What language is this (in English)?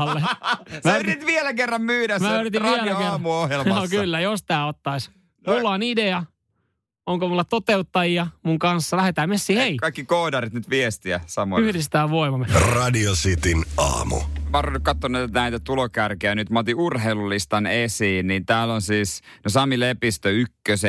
Finnish